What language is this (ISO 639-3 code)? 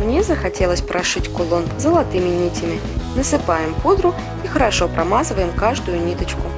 rus